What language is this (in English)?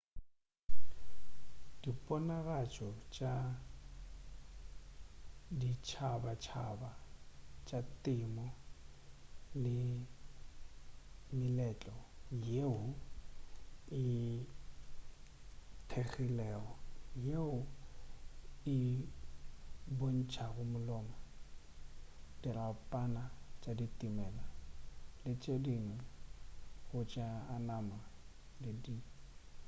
Northern Sotho